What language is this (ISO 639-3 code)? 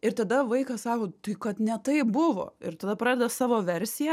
lit